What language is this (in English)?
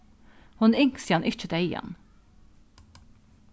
Faroese